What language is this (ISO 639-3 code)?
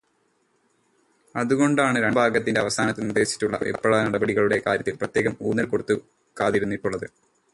mal